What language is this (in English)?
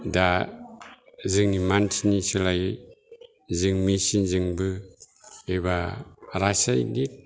Bodo